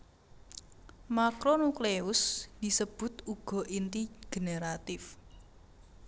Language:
Javanese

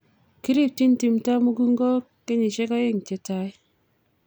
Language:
Kalenjin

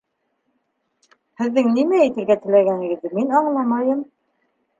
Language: Bashkir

